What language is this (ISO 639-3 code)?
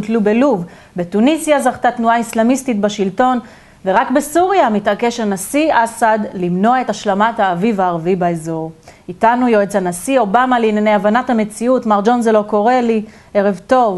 heb